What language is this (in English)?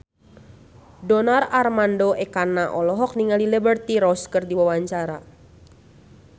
Sundanese